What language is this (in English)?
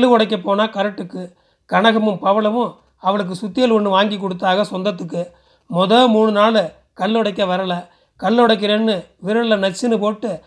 Tamil